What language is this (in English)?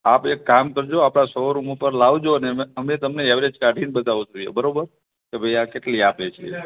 Gujarati